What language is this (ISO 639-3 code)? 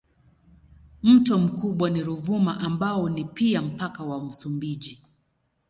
swa